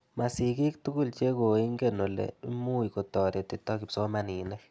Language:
Kalenjin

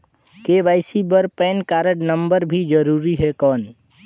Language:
Chhattisgarhi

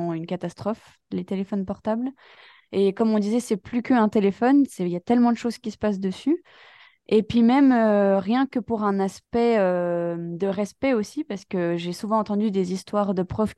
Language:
French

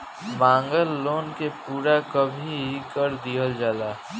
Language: Bhojpuri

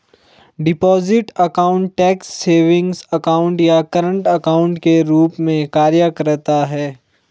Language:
Hindi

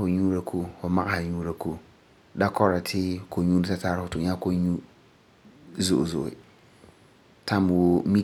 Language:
Frafra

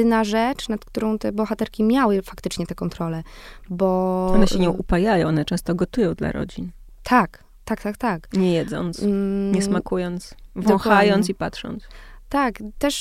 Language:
Polish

